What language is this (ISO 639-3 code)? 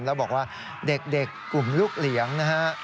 tha